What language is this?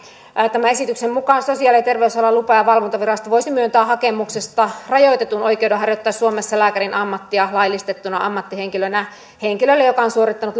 Finnish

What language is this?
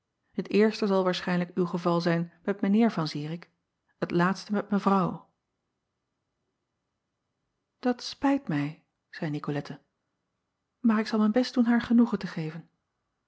Dutch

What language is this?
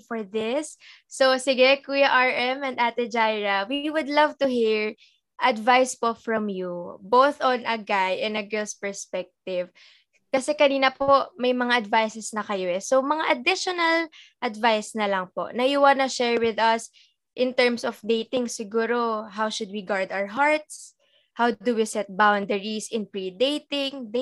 Filipino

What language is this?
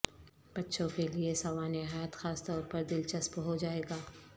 Urdu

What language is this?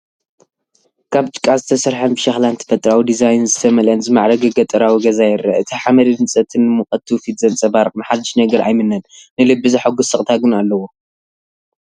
Tigrinya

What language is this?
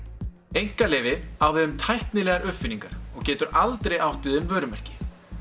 Icelandic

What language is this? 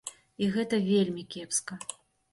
Belarusian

